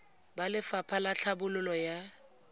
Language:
Tswana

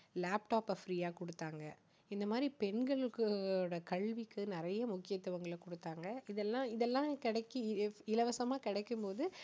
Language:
Tamil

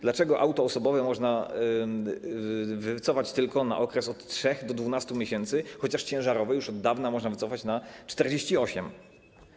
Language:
Polish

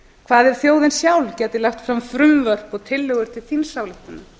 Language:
Icelandic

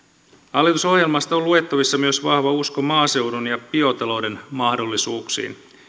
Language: Finnish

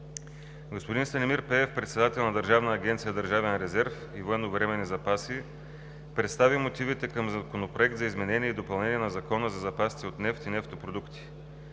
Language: Bulgarian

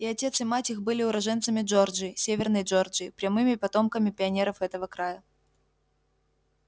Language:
Russian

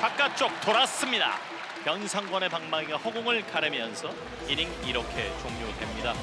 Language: Korean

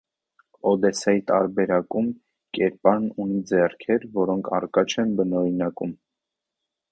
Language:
Armenian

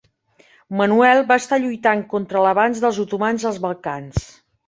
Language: Catalan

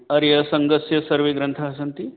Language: Sanskrit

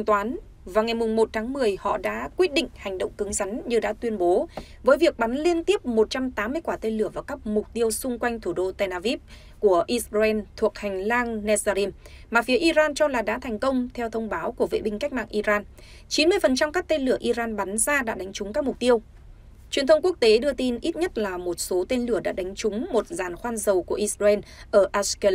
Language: Vietnamese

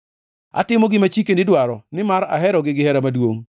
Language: Luo (Kenya and Tanzania)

